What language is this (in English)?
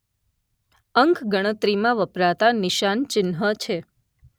Gujarati